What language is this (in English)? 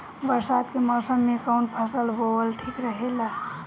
Bhojpuri